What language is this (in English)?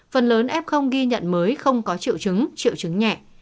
Vietnamese